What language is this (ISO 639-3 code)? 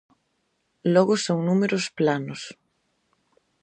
glg